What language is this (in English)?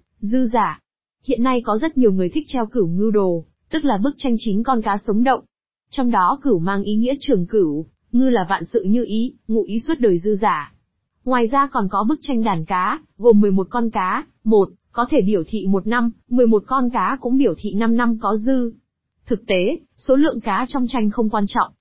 Vietnamese